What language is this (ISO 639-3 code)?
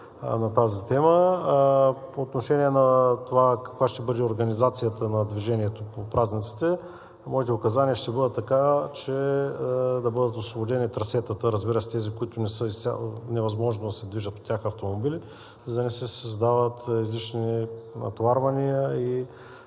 bul